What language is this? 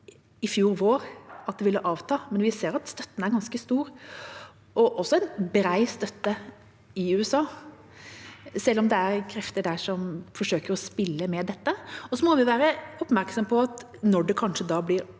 Norwegian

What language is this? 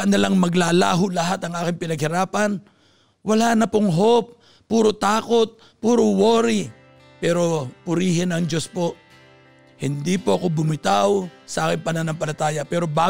Filipino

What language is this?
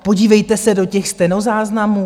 Czech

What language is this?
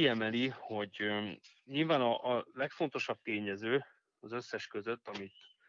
Hungarian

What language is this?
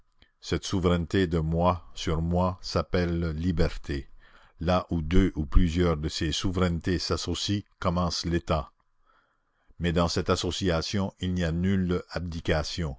French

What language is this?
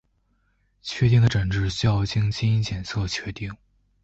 Chinese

